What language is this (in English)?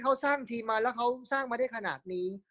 Thai